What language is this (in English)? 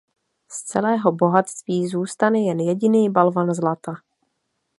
Czech